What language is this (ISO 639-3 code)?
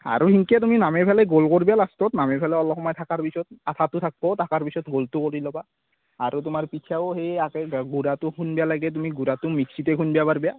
asm